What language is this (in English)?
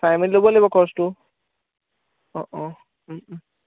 Assamese